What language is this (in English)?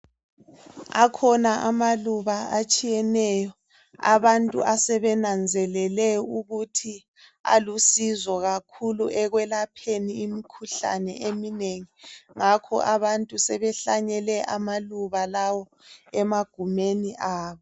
North Ndebele